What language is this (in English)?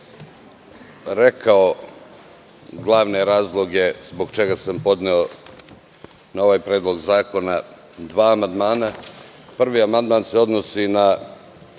Serbian